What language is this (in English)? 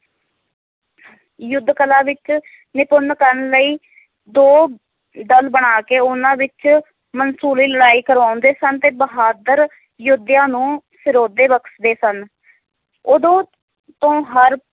Punjabi